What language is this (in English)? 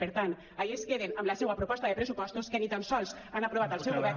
Catalan